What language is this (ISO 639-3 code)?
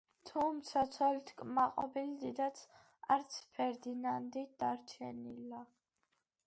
kat